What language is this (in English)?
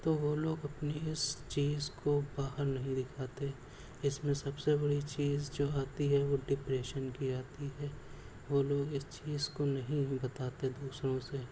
Urdu